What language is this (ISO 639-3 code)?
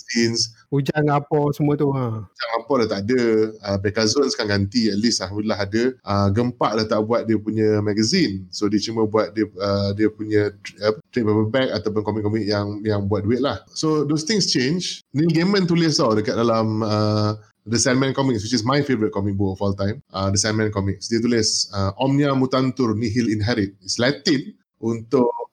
msa